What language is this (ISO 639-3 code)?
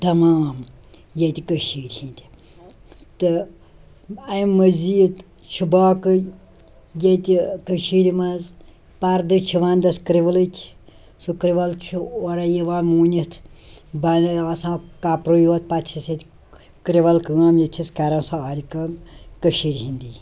kas